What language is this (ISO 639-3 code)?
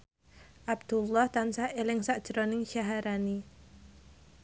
jav